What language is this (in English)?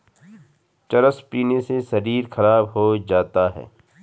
Hindi